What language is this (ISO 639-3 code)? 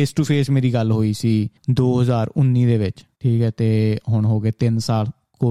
pan